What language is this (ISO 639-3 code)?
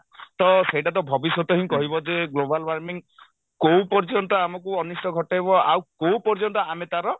ori